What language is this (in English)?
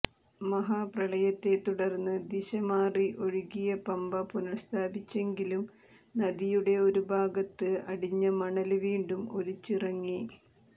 Malayalam